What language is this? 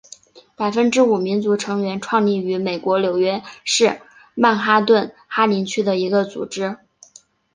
Chinese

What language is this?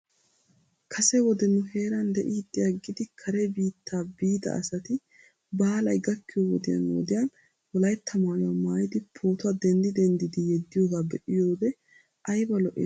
Wolaytta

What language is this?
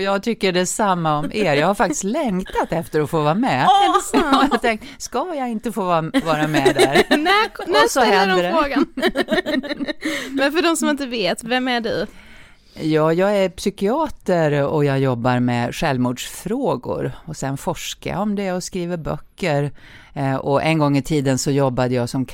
Swedish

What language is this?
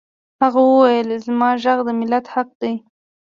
Pashto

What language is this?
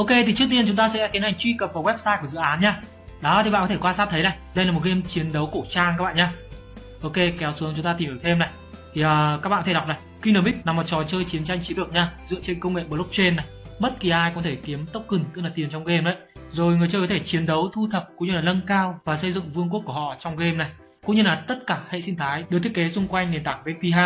Vietnamese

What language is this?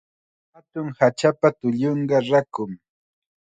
Chiquián Ancash Quechua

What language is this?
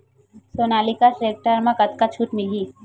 Chhattisgarhi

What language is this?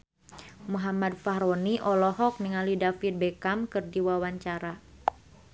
Sundanese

